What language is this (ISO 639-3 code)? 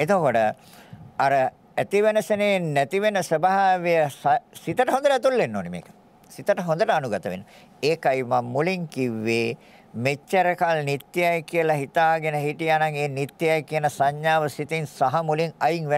ind